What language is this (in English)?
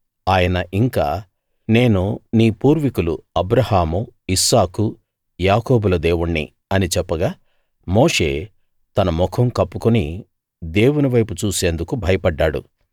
Telugu